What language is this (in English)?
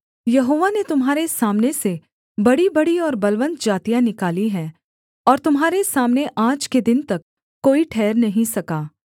Hindi